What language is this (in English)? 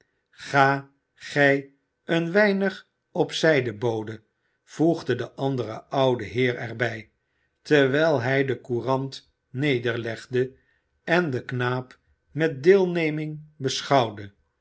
Dutch